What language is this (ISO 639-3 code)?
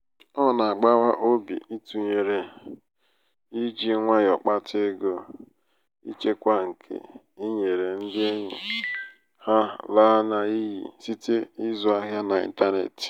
ibo